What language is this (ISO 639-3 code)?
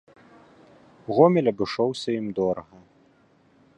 bel